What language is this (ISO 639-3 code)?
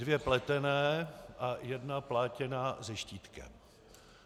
ces